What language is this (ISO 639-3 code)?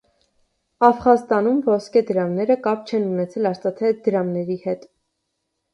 hye